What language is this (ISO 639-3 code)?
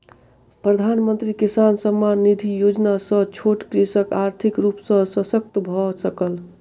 mai